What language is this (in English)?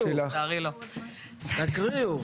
Hebrew